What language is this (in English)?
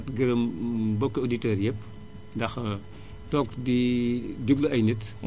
Wolof